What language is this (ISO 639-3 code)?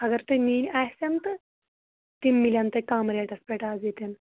kas